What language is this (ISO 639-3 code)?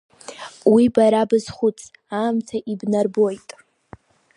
abk